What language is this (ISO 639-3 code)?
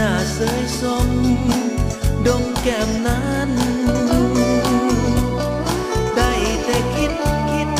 vie